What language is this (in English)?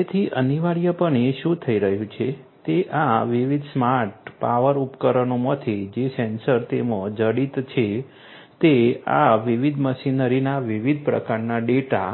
Gujarati